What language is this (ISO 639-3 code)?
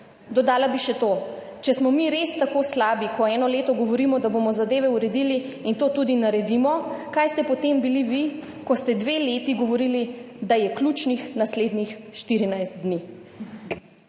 slv